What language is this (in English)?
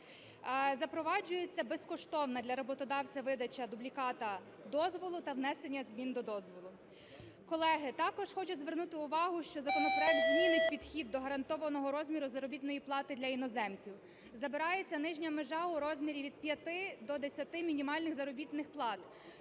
Ukrainian